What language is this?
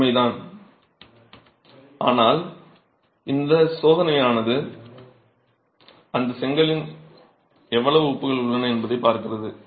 Tamil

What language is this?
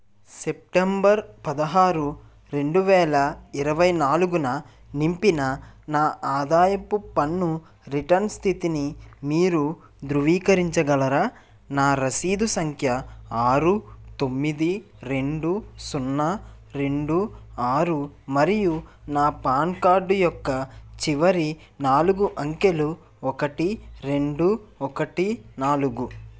Telugu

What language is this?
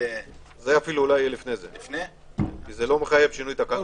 Hebrew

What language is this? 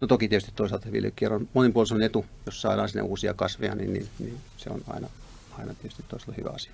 Finnish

